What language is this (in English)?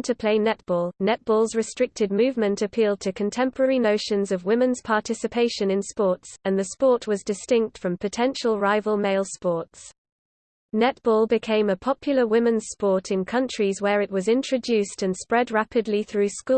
English